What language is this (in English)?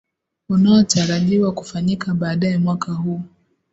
Swahili